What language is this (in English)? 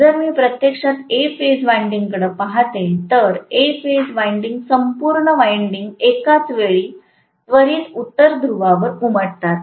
Marathi